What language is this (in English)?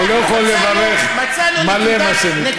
Hebrew